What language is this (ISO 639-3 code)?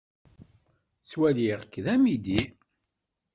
kab